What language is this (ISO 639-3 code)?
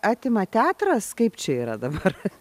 lit